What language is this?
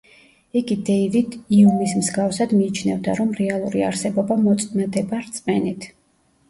Georgian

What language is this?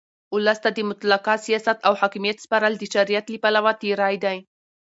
Pashto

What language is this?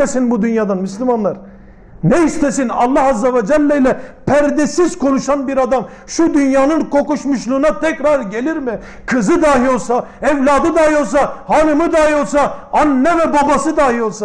Turkish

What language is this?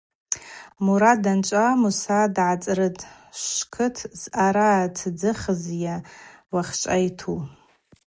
Abaza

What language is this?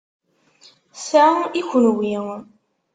Kabyle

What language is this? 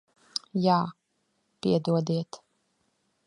Latvian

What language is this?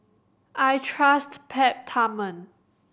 English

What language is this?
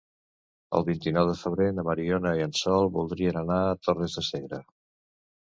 Catalan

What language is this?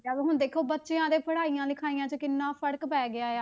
Punjabi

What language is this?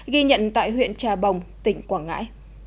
Vietnamese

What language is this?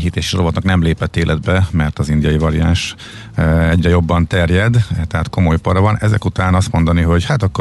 Hungarian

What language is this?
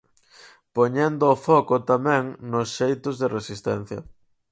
Galician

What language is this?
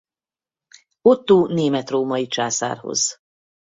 Hungarian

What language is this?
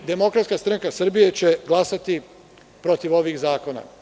Serbian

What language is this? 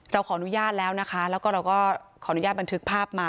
Thai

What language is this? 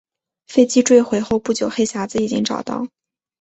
Chinese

